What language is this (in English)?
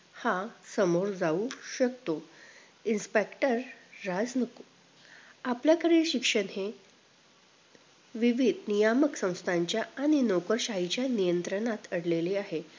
Marathi